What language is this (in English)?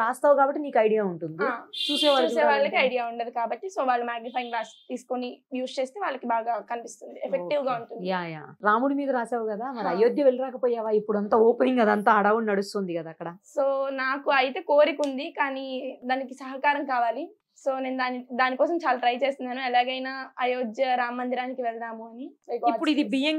Telugu